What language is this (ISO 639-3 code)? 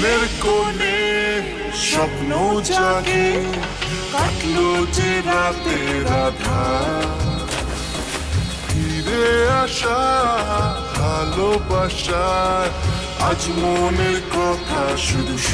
ben